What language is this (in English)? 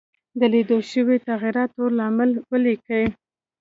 Pashto